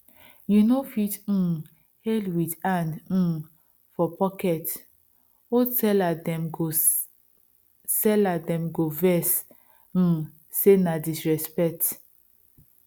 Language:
Nigerian Pidgin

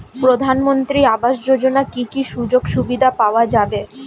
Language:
Bangla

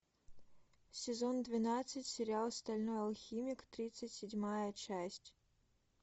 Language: Russian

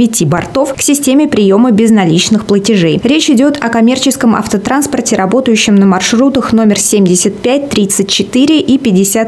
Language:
Russian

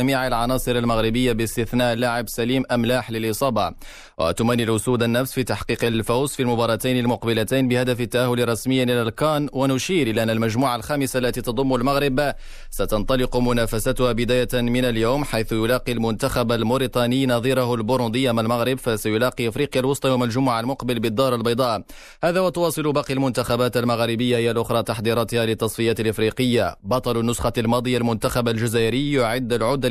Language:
Arabic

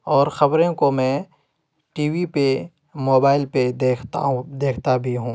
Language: Urdu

